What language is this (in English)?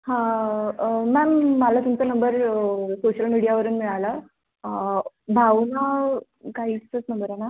Marathi